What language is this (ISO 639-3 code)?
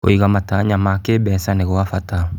kik